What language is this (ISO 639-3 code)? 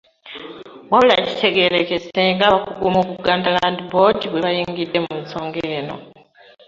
lug